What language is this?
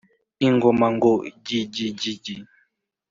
Kinyarwanda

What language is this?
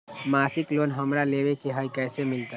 Magahi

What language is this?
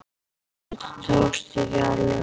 Icelandic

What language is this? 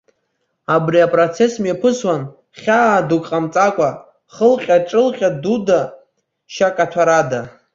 Abkhazian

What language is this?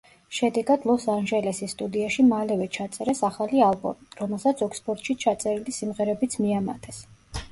Georgian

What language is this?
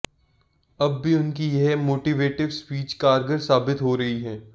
Hindi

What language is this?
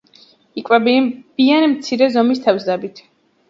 Georgian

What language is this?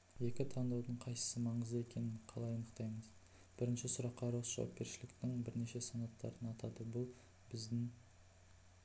Kazakh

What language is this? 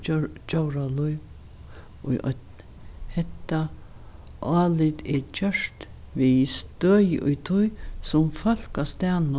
Faroese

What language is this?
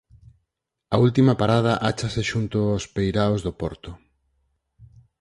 Galician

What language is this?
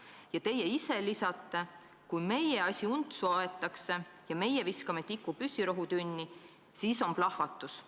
Estonian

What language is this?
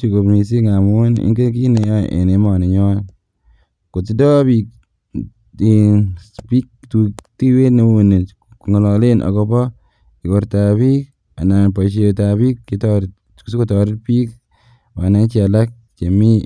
Kalenjin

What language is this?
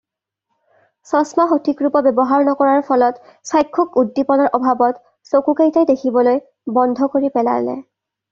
Assamese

